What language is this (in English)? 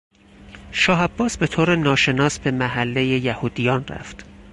Persian